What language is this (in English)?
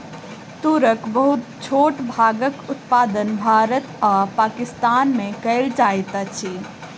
Maithili